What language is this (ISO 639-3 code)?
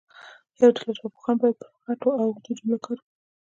pus